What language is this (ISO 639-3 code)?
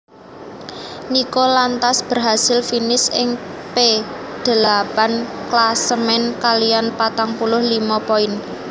jav